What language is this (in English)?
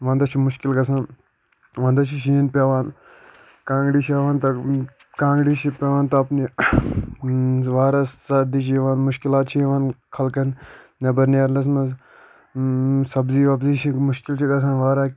Kashmiri